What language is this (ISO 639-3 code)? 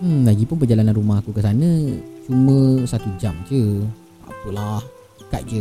msa